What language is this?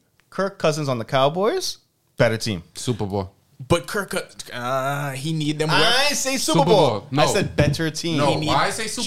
English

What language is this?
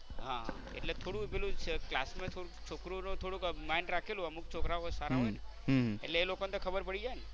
Gujarati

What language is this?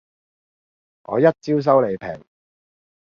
Cantonese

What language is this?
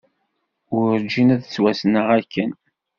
Kabyle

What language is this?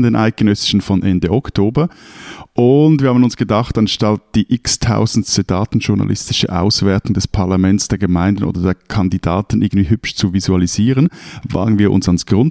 German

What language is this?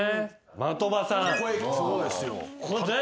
Japanese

